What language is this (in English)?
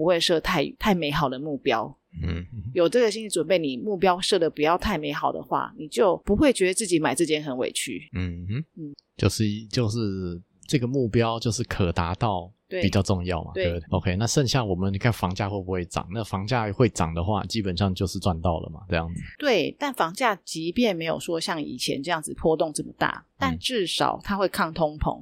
Chinese